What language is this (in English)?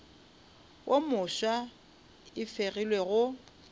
Northern Sotho